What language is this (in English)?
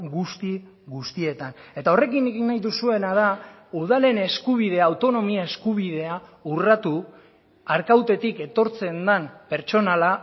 Basque